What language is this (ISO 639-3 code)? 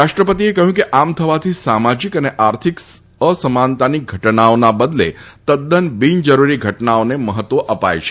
guj